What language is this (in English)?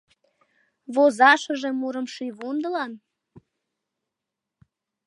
Mari